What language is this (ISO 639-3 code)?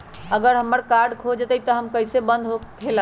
mag